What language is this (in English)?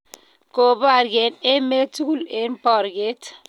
Kalenjin